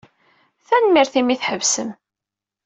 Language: Kabyle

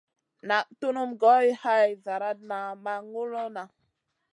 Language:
Masana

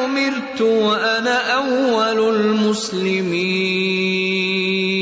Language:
Urdu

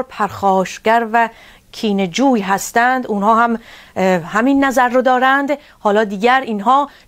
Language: Persian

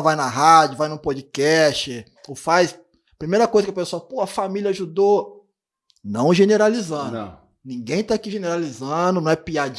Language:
Portuguese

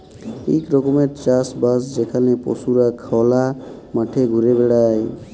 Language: Bangla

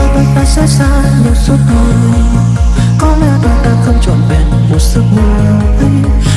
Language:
Vietnamese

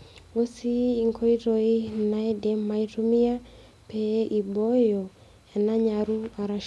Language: Masai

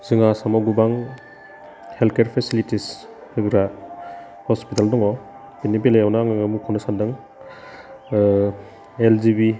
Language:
Bodo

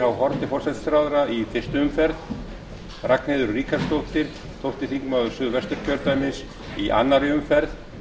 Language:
Icelandic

